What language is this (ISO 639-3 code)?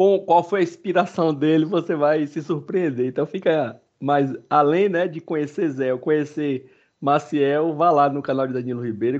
por